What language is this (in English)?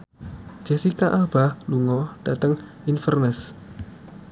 Javanese